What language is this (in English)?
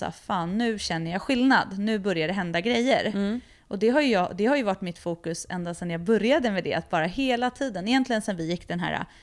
Swedish